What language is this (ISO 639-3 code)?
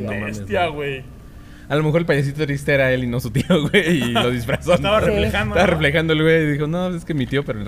spa